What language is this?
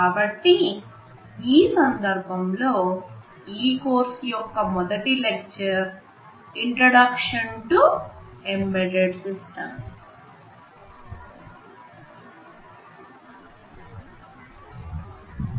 Telugu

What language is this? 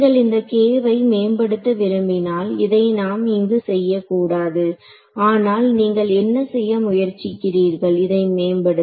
Tamil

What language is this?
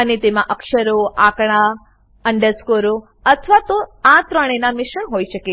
Gujarati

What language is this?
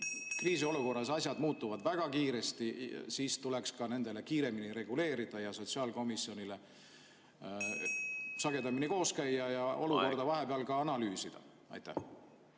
Estonian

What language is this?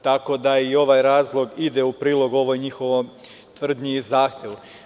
Serbian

